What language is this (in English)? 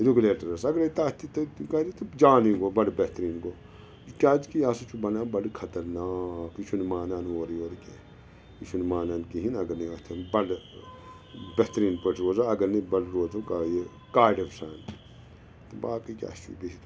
Kashmiri